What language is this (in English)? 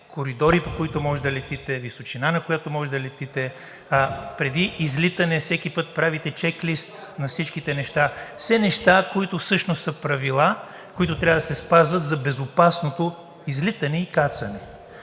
Bulgarian